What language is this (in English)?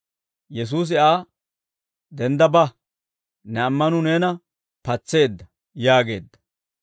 Dawro